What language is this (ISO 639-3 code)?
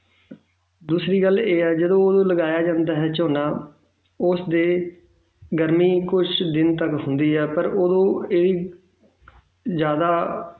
pan